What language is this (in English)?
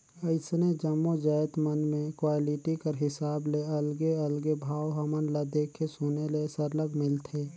Chhattisgarhi